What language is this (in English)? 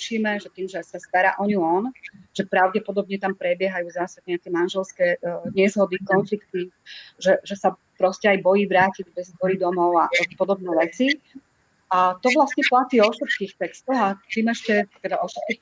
Slovak